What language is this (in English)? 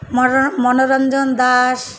Odia